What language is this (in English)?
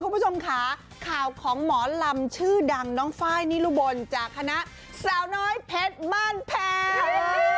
Thai